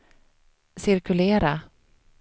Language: Swedish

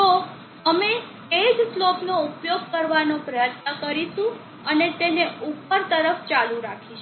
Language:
Gujarati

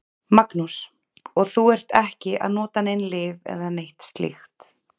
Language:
Icelandic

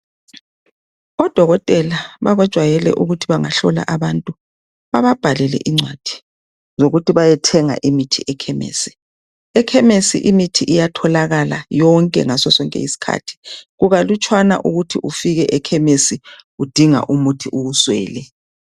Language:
North Ndebele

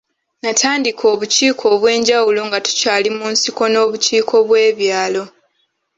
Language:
Ganda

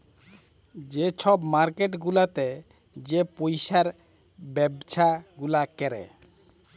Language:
Bangla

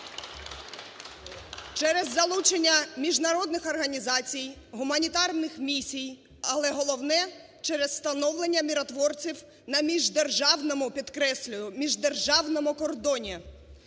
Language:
Ukrainian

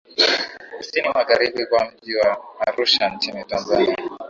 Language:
Swahili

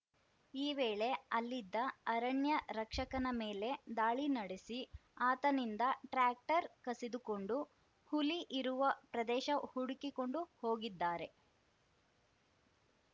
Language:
Kannada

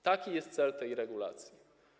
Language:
Polish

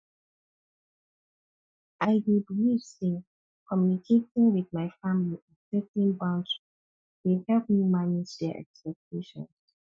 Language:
Nigerian Pidgin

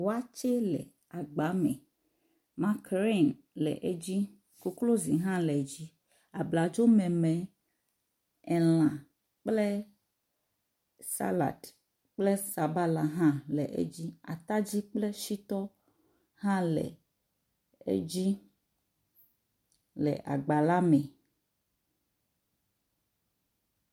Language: Ewe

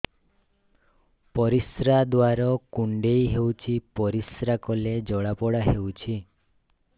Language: Odia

